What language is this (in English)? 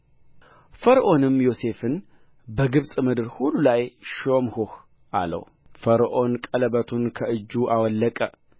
Amharic